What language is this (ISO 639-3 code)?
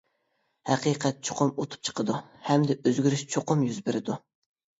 uig